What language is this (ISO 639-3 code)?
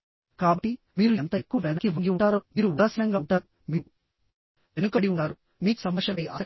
tel